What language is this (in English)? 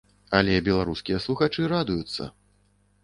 Belarusian